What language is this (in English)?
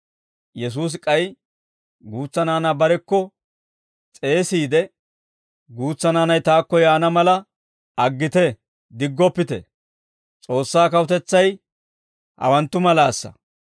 Dawro